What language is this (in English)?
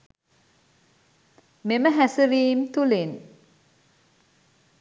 Sinhala